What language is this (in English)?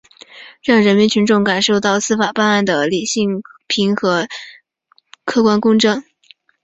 Chinese